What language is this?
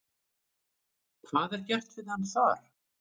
Icelandic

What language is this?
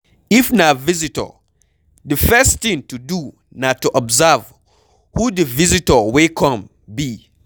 Nigerian Pidgin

